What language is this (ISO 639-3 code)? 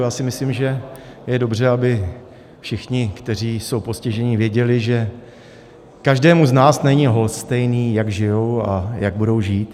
ces